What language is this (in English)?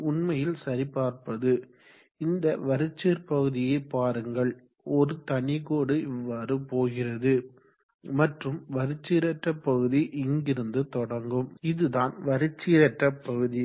Tamil